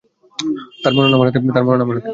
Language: Bangla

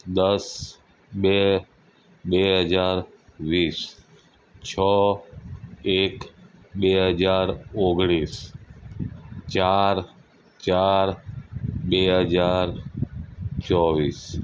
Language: Gujarati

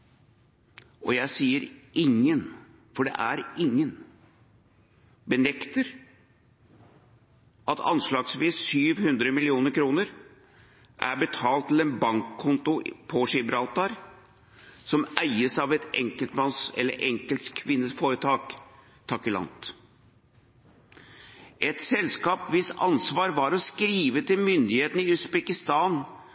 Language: Norwegian Bokmål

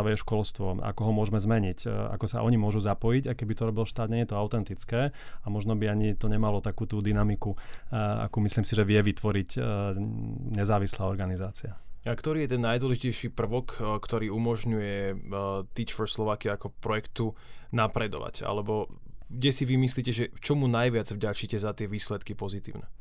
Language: Slovak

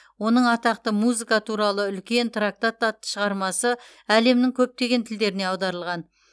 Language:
Kazakh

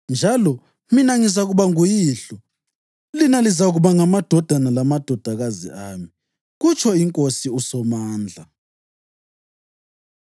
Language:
North Ndebele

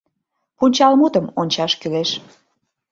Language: Mari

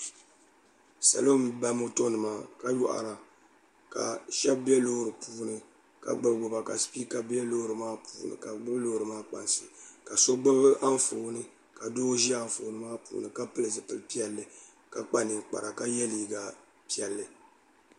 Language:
Dagbani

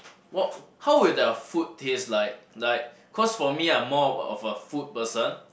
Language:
English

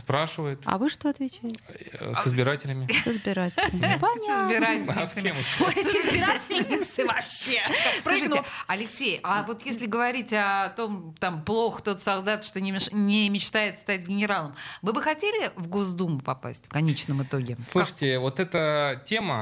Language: Russian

